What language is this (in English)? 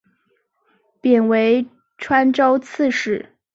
Chinese